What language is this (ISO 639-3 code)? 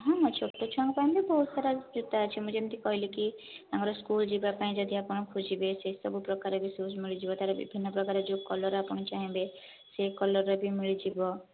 ori